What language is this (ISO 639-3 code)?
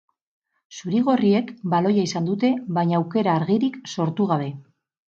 eus